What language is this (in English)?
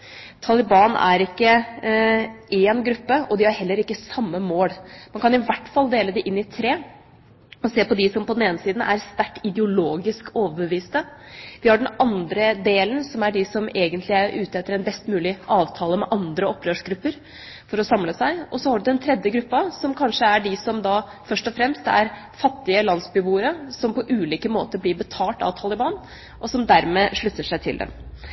Norwegian Bokmål